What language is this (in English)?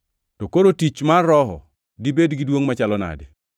Luo (Kenya and Tanzania)